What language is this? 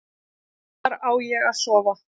Icelandic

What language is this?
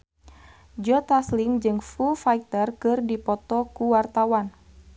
Sundanese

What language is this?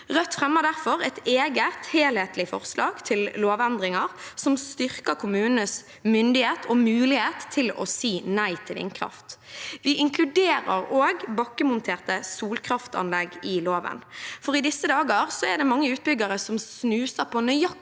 Norwegian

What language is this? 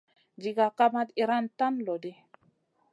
Masana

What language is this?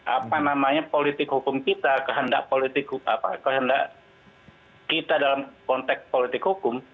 Indonesian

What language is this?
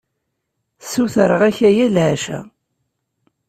Kabyle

